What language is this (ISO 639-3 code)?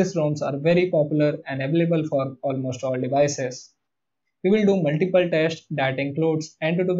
eng